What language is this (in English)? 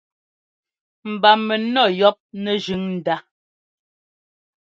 Ngomba